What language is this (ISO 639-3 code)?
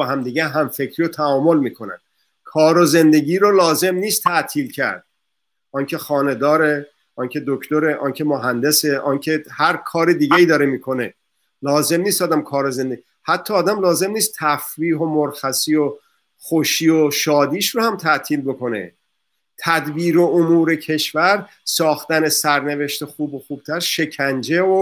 fas